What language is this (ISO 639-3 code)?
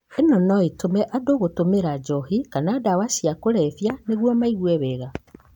kik